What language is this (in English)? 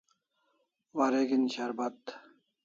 Kalasha